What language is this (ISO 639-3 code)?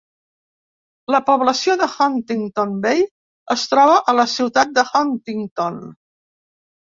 cat